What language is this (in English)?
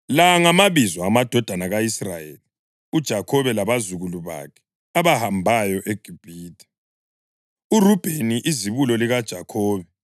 North Ndebele